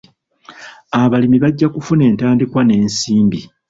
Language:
Ganda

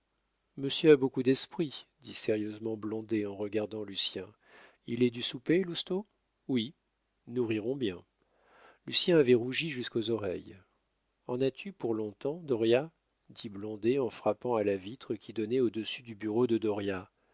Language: French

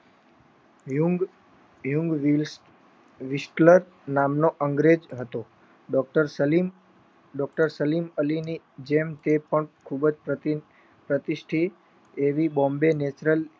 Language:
Gujarati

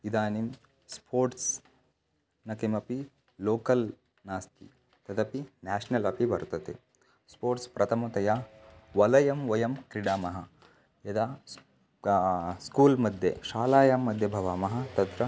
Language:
Sanskrit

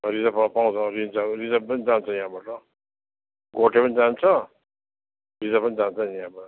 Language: Nepali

